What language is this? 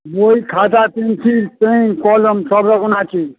Bangla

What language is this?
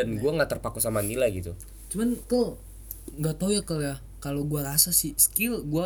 Indonesian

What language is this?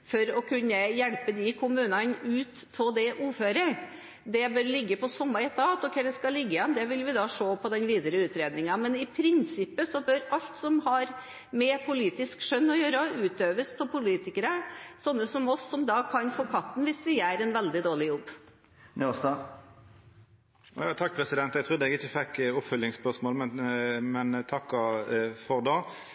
Norwegian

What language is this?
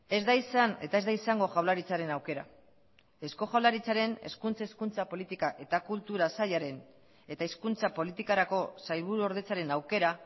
Basque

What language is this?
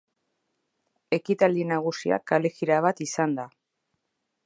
Basque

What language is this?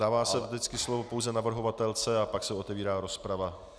Czech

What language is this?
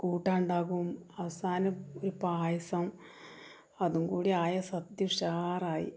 Malayalam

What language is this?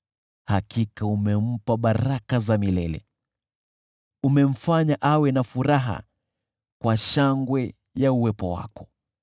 Swahili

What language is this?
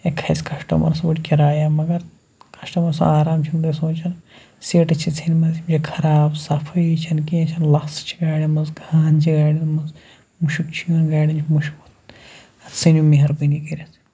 Kashmiri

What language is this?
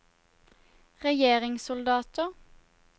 Norwegian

